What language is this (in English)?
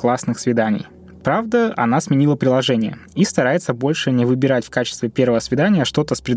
Russian